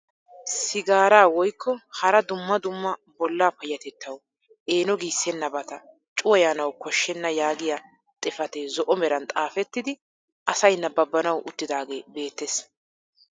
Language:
Wolaytta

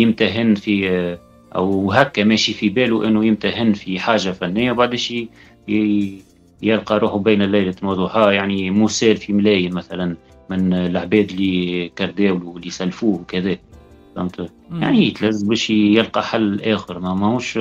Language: Arabic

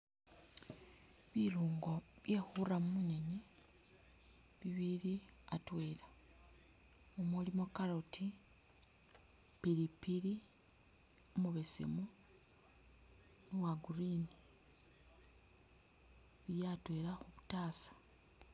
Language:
Masaaba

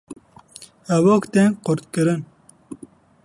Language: Kurdish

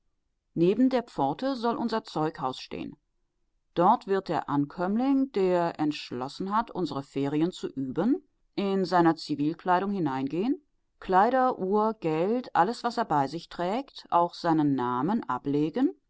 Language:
German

